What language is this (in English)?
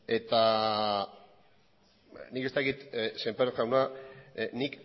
Basque